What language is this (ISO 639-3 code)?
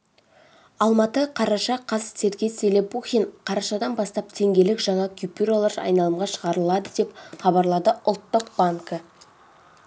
kaz